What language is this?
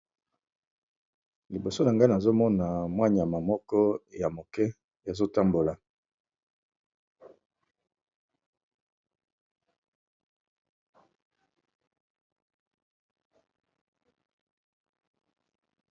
Lingala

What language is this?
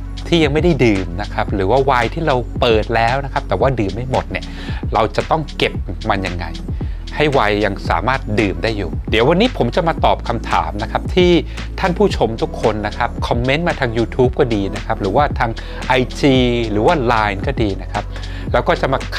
Thai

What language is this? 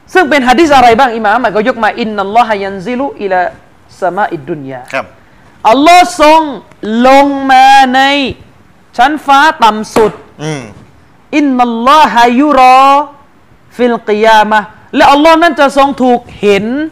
Thai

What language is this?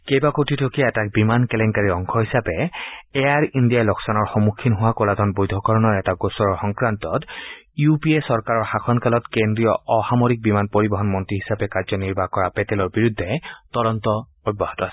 Assamese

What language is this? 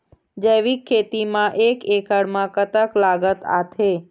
Chhattisgarhi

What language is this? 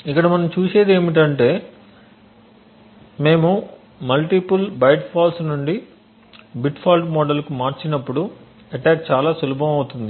Telugu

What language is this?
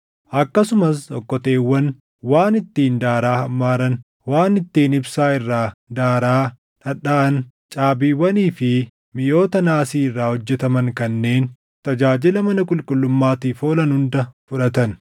Oromo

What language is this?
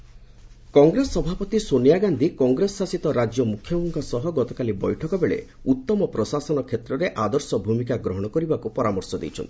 Odia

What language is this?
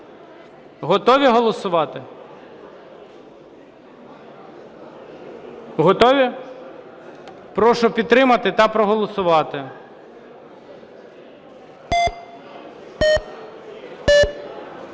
Ukrainian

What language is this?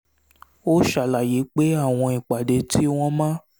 Yoruba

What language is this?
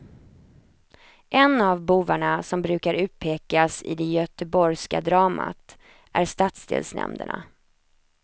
Swedish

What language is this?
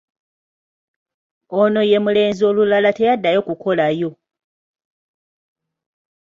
Ganda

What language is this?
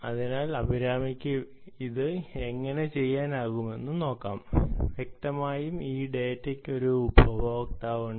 Malayalam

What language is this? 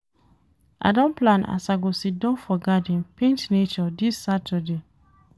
Nigerian Pidgin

